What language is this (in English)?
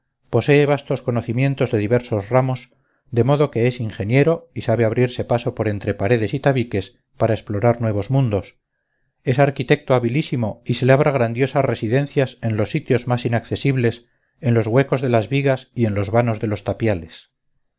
Spanish